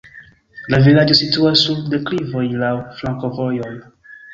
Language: Esperanto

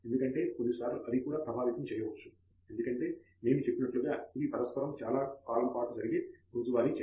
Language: Telugu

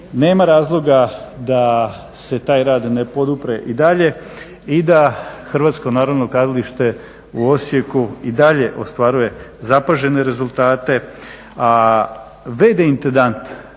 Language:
Croatian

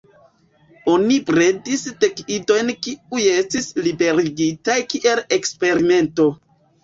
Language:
Esperanto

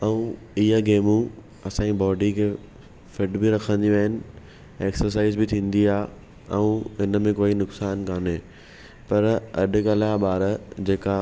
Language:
Sindhi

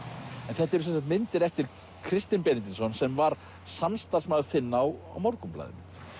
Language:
Icelandic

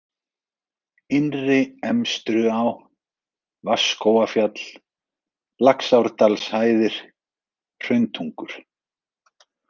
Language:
Icelandic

